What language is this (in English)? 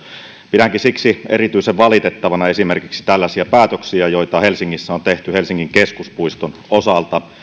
Finnish